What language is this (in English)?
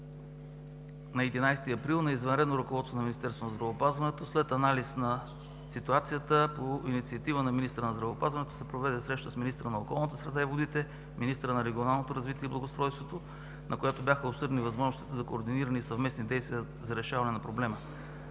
Bulgarian